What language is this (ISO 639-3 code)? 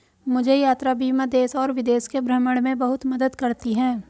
hin